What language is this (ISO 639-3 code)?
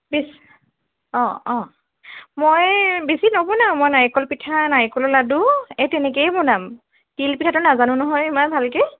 asm